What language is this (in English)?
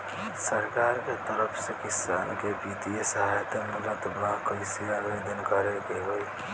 Bhojpuri